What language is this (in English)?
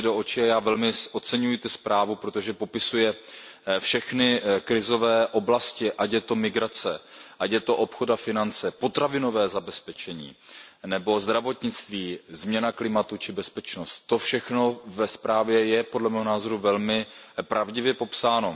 Czech